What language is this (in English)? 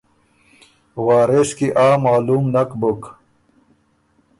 Ormuri